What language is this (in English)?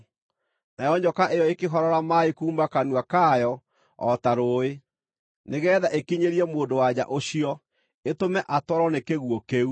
Kikuyu